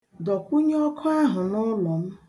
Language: Igbo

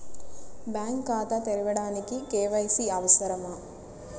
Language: Telugu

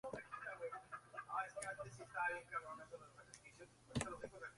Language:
Spanish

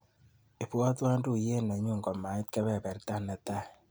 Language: Kalenjin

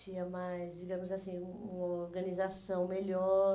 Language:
Portuguese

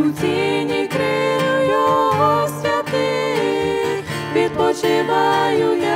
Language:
Ukrainian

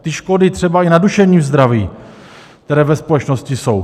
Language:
Czech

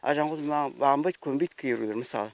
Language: Kazakh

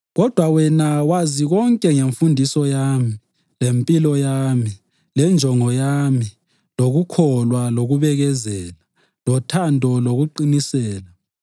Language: North Ndebele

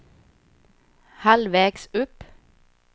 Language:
Swedish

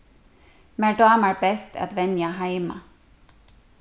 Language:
Faroese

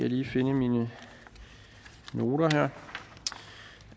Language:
Danish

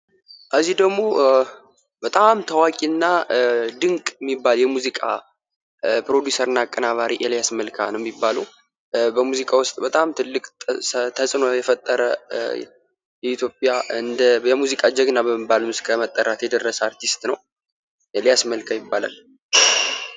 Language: Amharic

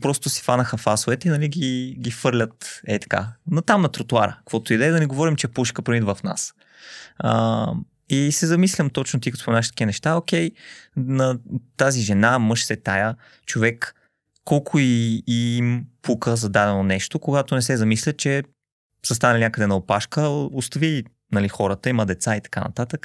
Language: Bulgarian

